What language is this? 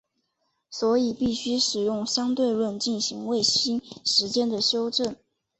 Chinese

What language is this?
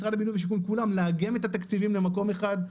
Hebrew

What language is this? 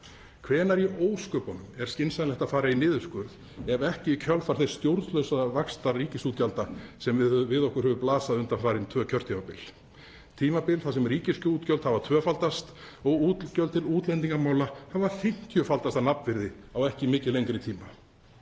Icelandic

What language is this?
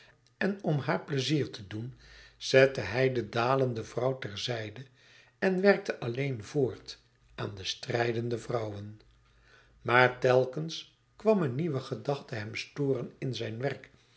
Dutch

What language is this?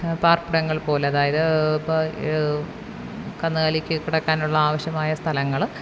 Malayalam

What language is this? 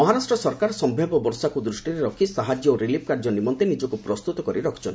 Odia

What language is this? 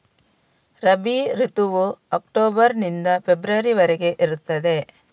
Kannada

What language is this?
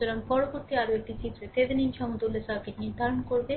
Bangla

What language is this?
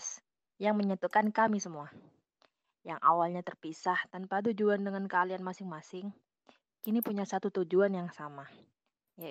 Indonesian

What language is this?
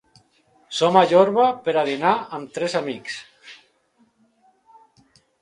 Catalan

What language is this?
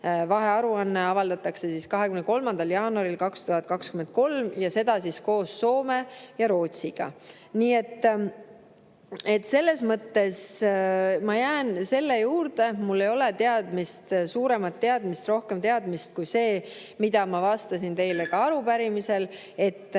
Estonian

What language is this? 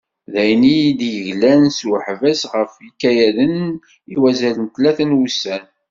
Kabyle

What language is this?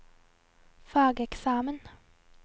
Norwegian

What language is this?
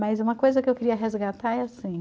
Portuguese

